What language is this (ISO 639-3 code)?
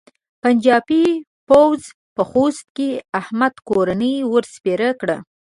pus